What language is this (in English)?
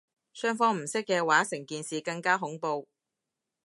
Cantonese